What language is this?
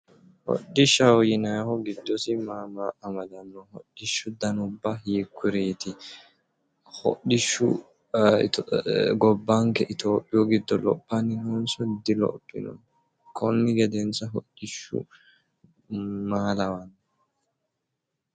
Sidamo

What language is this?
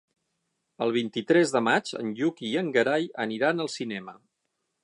Catalan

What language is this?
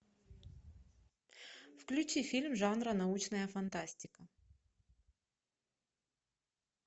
Russian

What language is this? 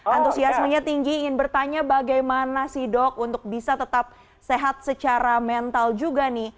Indonesian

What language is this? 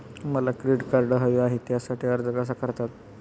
Marathi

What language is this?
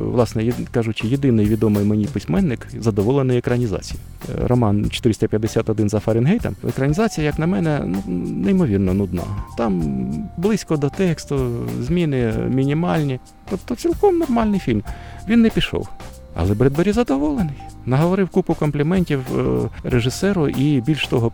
Ukrainian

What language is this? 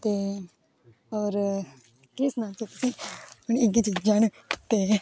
Dogri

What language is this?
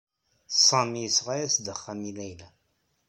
Kabyle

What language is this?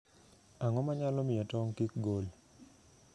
Luo (Kenya and Tanzania)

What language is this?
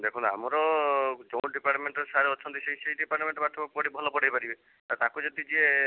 Odia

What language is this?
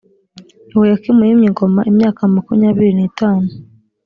Kinyarwanda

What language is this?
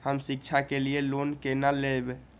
Maithili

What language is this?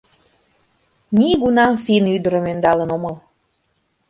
Mari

